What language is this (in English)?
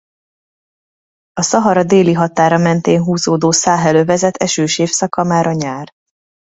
Hungarian